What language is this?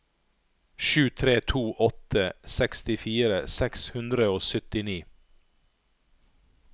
Norwegian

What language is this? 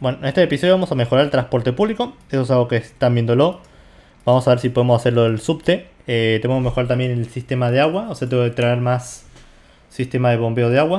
Spanish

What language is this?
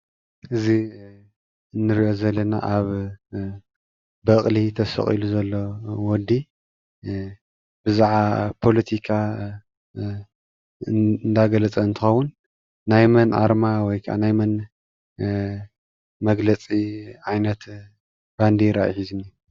Tigrinya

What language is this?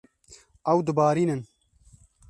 Kurdish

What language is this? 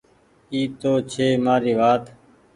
Goaria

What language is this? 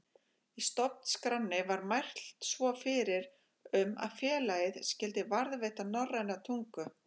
Icelandic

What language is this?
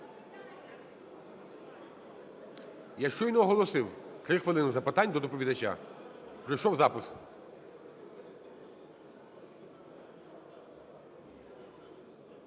Ukrainian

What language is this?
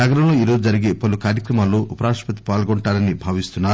Telugu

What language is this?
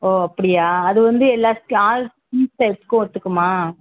Tamil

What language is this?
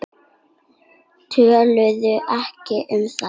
Icelandic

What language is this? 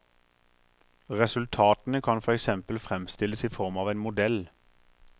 Norwegian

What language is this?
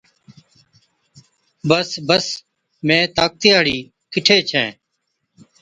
Od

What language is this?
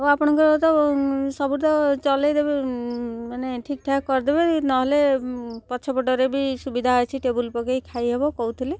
Odia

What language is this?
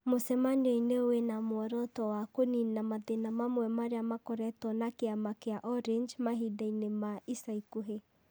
Kikuyu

